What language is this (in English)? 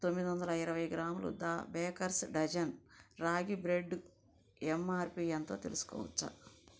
Telugu